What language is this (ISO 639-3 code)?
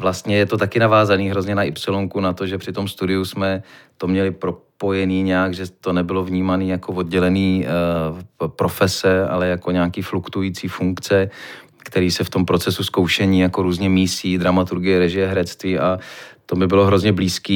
ces